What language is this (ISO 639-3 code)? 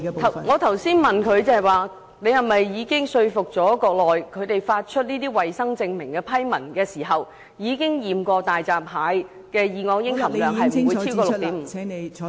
yue